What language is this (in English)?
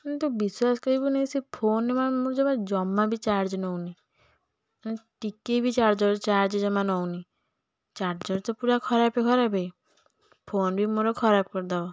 Odia